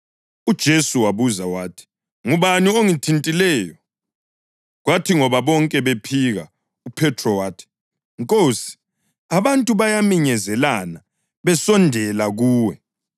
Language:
North Ndebele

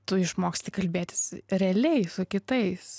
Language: Lithuanian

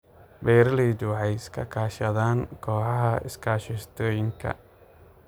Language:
Somali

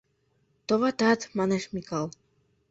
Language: Mari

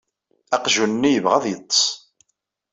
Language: Kabyle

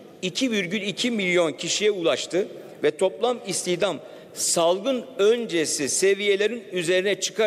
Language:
Turkish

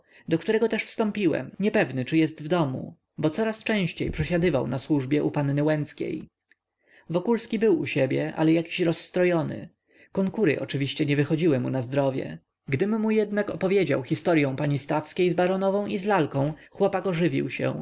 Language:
Polish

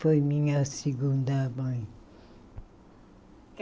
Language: Portuguese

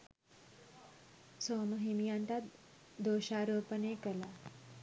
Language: Sinhala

